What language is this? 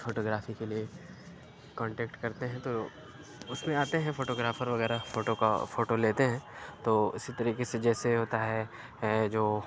Urdu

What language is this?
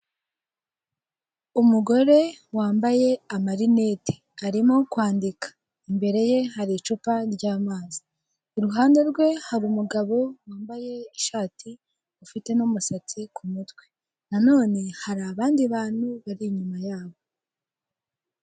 Kinyarwanda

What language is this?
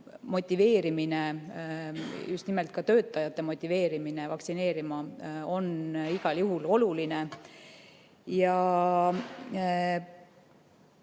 Estonian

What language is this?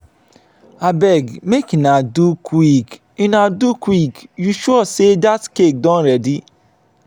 Nigerian Pidgin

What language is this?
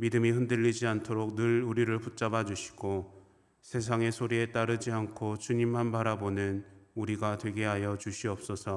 Korean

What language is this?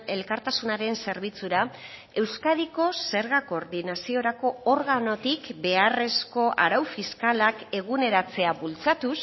Basque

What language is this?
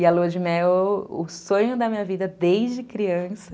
Portuguese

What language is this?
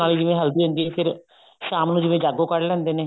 Punjabi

